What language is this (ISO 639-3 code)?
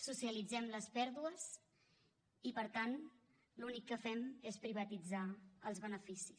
cat